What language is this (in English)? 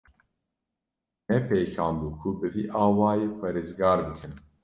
Kurdish